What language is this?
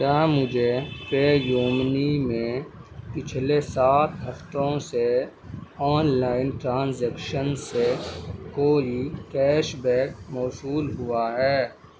Urdu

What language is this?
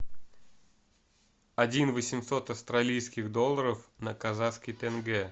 Russian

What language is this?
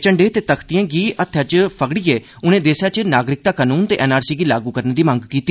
Dogri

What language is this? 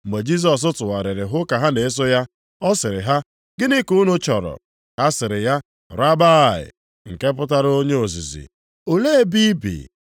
Igbo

